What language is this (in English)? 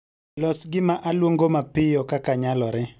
Luo (Kenya and Tanzania)